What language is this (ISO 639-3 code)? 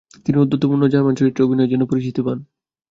ben